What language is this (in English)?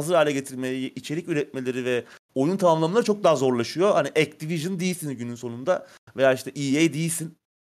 Turkish